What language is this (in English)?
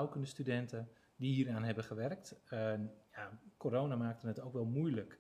Dutch